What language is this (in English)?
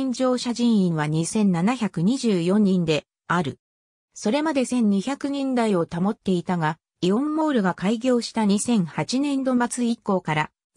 Japanese